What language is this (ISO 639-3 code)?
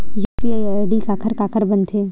hne